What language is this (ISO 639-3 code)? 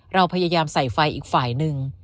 tha